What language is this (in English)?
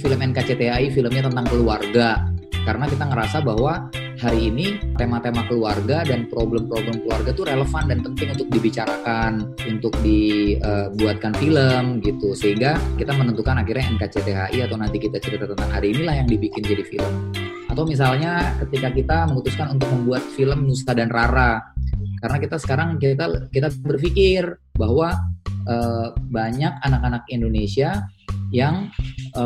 Indonesian